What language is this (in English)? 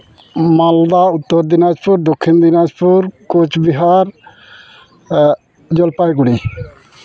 Santali